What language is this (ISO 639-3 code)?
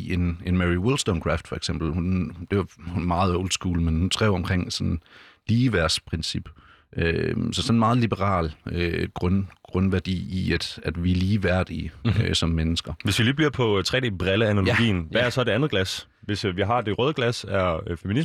dan